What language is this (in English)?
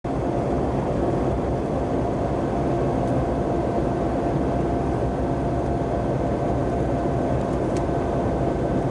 Japanese